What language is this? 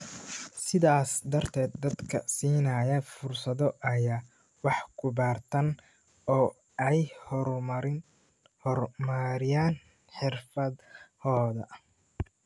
Somali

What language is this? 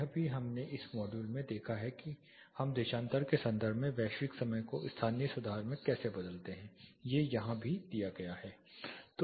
Hindi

